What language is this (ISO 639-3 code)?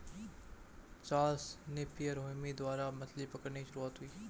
hin